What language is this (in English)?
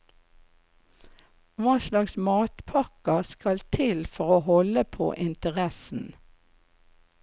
Norwegian